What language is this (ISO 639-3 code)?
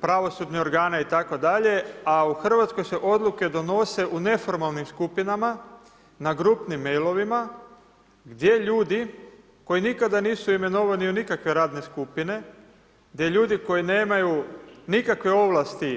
hrv